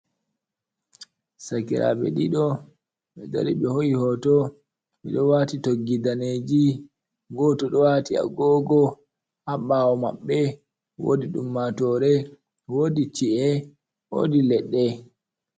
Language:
Fula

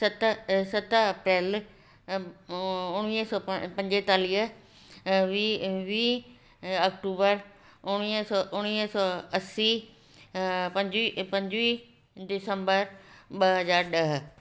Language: Sindhi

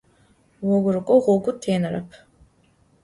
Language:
Adyghe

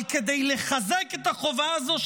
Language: Hebrew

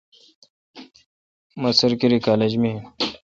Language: Kalkoti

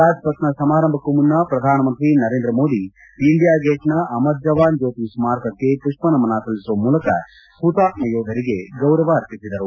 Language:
Kannada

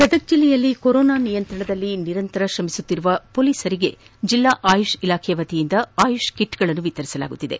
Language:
Kannada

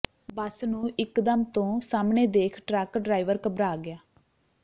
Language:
Punjabi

